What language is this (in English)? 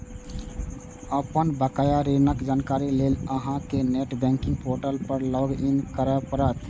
Maithili